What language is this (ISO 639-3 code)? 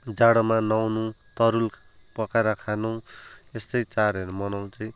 nep